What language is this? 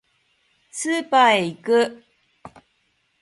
Japanese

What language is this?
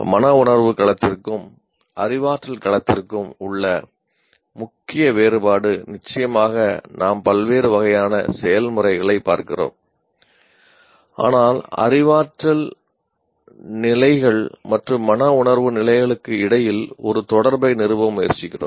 Tamil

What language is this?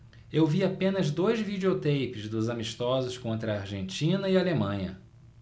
Portuguese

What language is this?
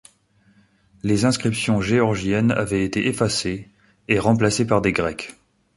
French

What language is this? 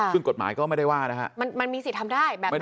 Thai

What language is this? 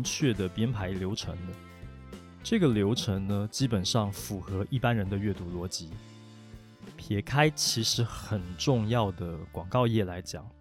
Chinese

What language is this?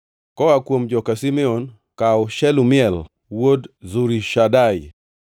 Luo (Kenya and Tanzania)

